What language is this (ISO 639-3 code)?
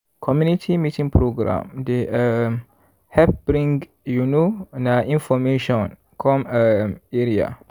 pcm